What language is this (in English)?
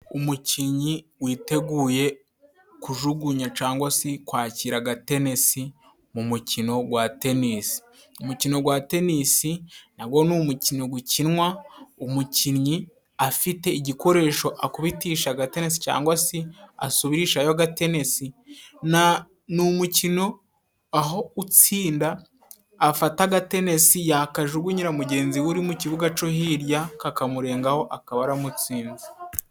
Kinyarwanda